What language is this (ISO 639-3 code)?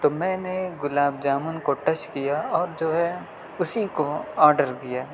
urd